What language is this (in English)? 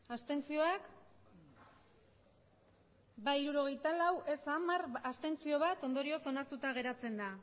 Basque